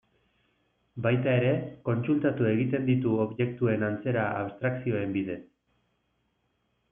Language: Basque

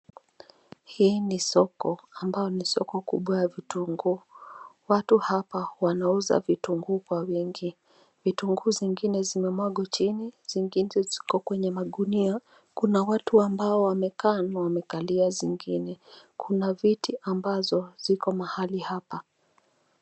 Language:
Swahili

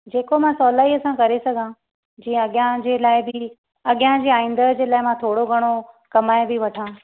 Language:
Sindhi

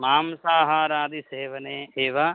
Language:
Sanskrit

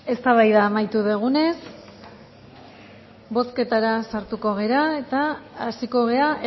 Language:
Basque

